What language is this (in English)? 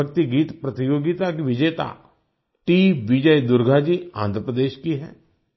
Hindi